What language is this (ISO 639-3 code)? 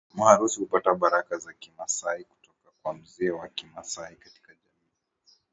swa